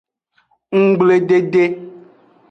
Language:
Aja (Benin)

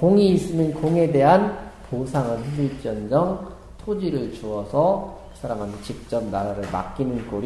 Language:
Korean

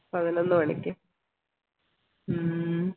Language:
Malayalam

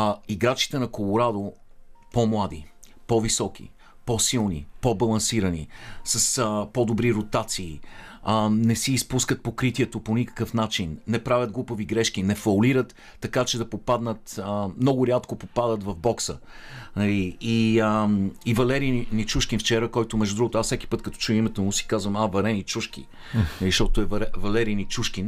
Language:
Bulgarian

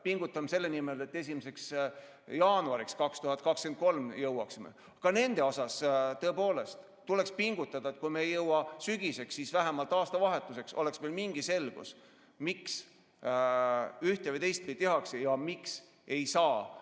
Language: Estonian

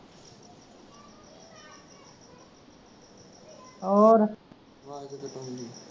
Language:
Punjabi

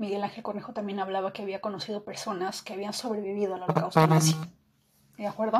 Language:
Spanish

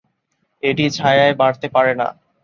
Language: Bangla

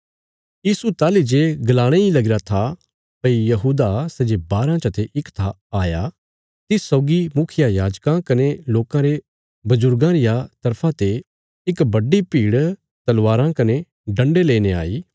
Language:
Bilaspuri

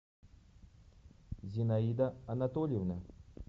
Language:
Russian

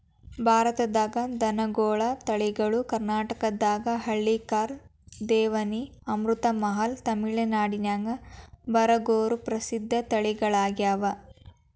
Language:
Kannada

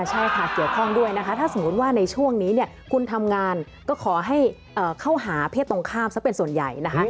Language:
Thai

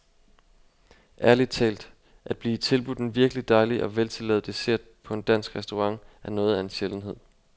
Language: Danish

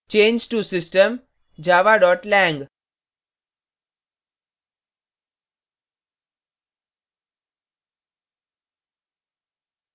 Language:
Hindi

